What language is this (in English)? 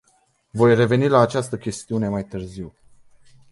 Romanian